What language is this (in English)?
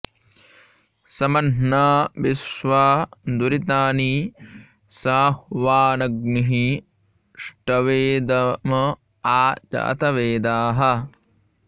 Sanskrit